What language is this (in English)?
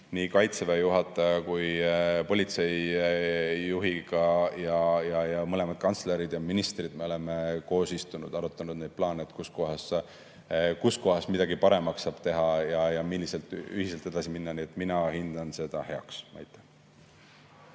Estonian